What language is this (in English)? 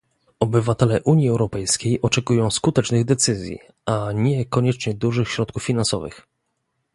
Polish